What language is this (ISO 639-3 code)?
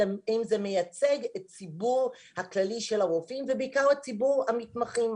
heb